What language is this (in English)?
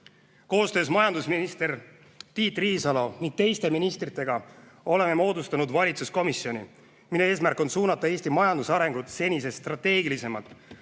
Estonian